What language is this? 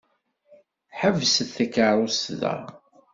Kabyle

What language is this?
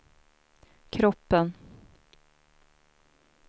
Swedish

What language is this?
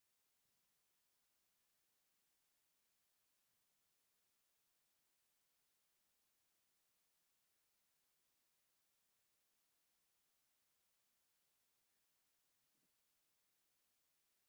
Tigrinya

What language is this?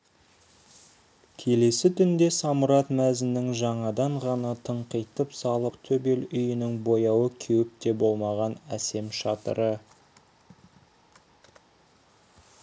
Kazakh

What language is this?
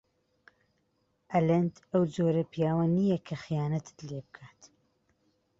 Central Kurdish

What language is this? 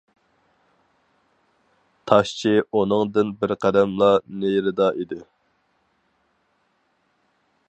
Uyghur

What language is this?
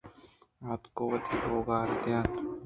Eastern Balochi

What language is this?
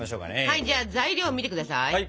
Japanese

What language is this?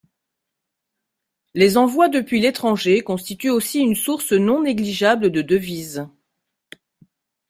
French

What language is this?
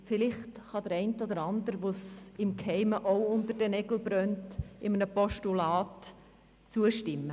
Swiss German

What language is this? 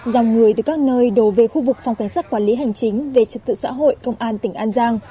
Vietnamese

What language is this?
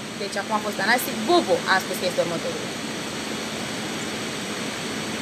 Romanian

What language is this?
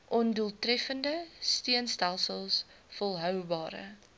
Afrikaans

